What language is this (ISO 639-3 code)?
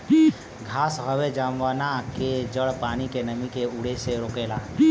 bho